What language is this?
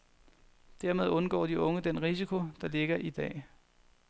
Danish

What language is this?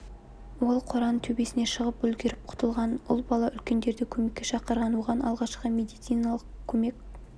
Kazakh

